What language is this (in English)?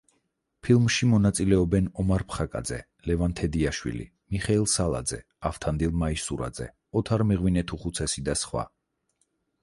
Georgian